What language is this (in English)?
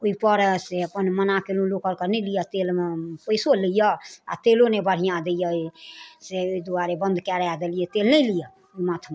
Maithili